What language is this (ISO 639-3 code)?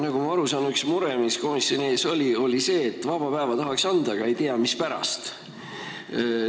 est